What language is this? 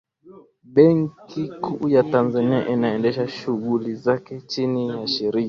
Swahili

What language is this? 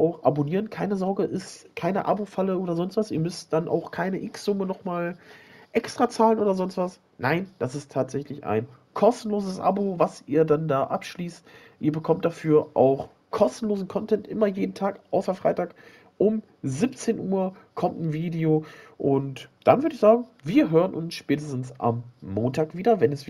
German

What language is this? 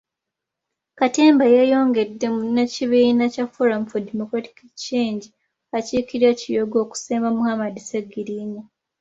Ganda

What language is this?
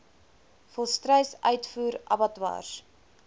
Afrikaans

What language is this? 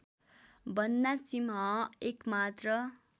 Nepali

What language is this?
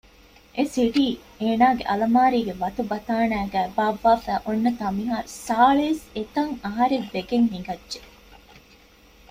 Divehi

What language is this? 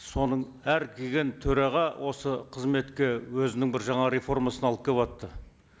Kazakh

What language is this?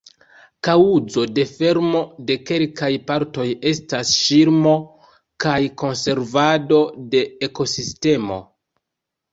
Esperanto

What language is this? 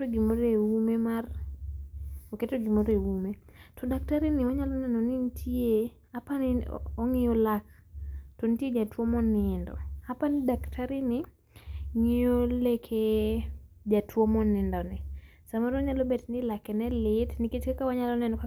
Luo (Kenya and Tanzania)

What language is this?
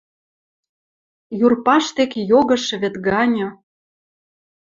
Western Mari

